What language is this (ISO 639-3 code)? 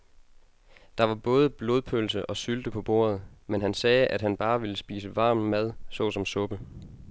dan